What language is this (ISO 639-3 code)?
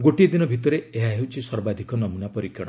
ori